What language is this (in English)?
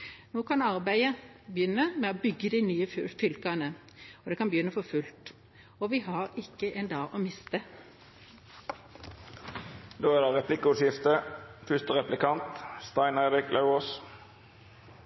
Norwegian